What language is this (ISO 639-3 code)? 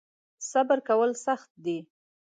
pus